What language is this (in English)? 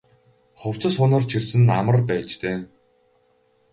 Mongolian